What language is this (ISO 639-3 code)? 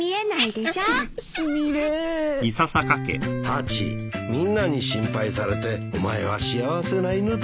jpn